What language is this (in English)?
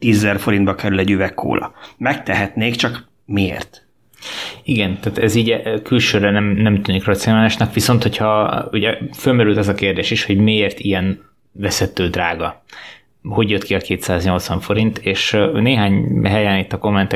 Hungarian